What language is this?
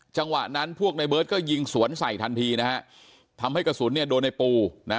Thai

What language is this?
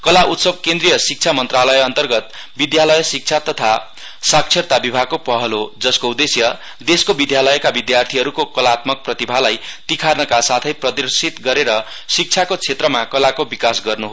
Nepali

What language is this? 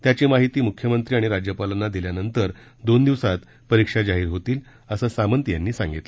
Marathi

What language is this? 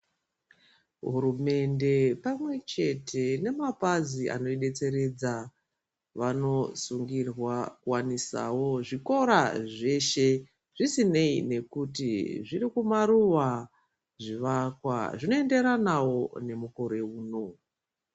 Ndau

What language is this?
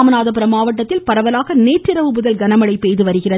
Tamil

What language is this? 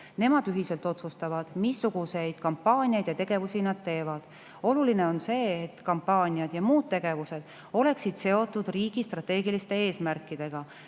Estonian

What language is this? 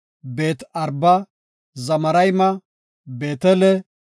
Gofa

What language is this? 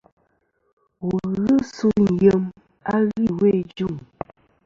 Kom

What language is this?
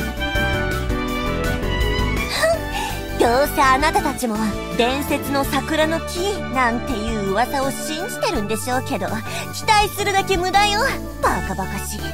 Japanese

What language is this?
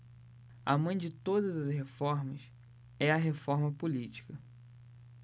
Portuguese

